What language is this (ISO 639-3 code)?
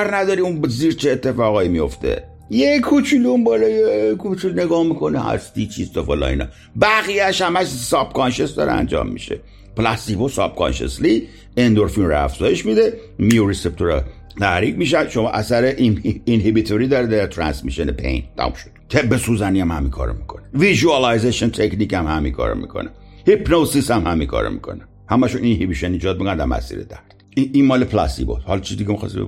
fas